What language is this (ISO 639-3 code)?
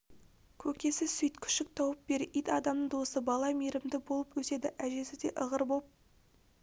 kaz